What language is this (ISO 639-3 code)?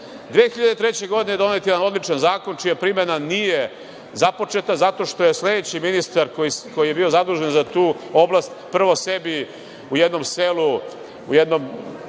srp